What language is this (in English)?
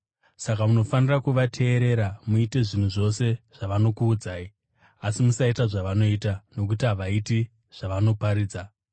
Shona